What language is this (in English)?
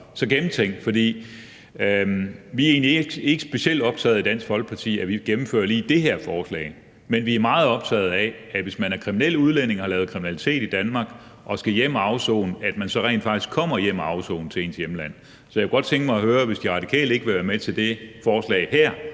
Danish